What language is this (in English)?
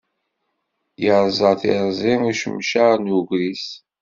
Kabyle